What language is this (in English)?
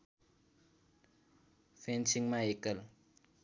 Nepali